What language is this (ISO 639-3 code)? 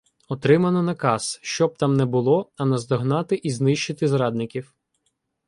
ukr